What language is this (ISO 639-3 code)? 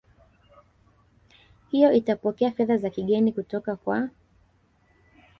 swa